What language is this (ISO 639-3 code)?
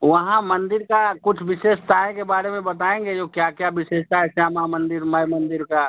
hin